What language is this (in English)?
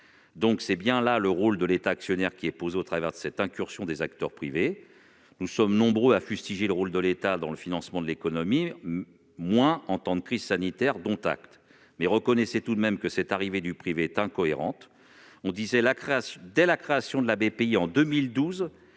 French